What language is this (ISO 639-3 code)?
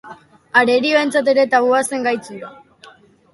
eus